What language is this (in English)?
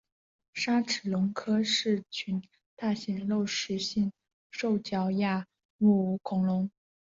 Chinese